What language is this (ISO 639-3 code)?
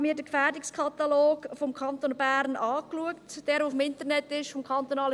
gsw